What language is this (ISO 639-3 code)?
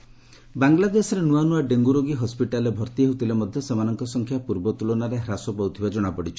ori